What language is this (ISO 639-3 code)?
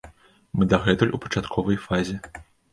bel